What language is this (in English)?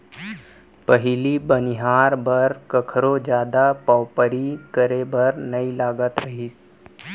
Chhattisgarhi